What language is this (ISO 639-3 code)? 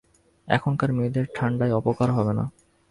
ben